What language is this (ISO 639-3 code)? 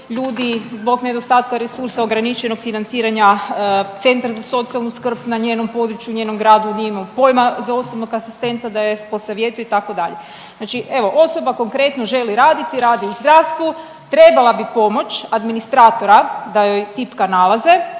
hrv